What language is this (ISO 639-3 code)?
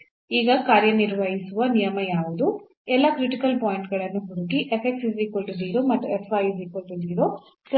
kan